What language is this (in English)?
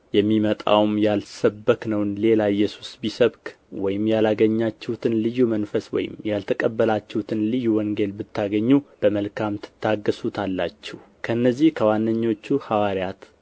Amharic